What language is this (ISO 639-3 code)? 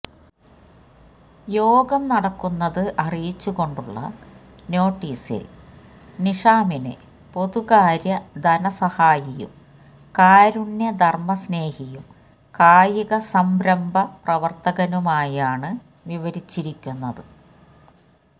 mal